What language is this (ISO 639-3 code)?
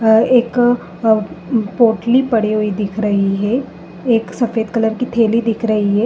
hin